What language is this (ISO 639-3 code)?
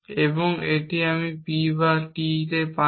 ben